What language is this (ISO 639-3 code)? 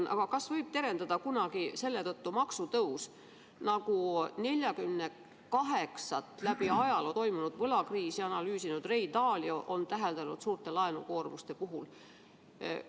est